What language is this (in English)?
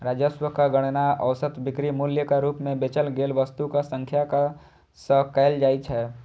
Maithili